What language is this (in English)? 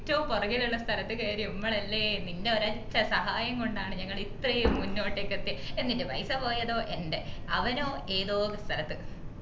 Malayalam